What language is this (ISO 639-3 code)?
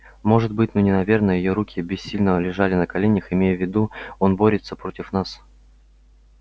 rus